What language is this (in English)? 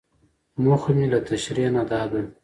Pashto